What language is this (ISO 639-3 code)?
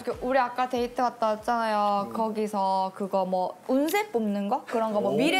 kor